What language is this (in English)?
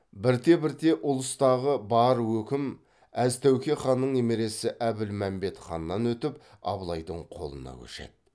Kazakh